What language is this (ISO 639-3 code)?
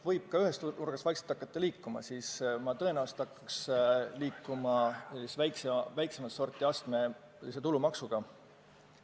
est